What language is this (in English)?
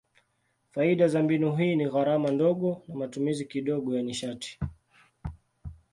Swahili